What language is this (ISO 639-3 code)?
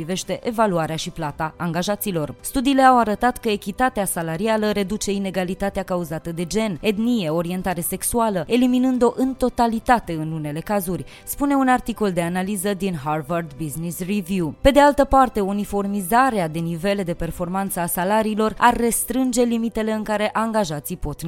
ron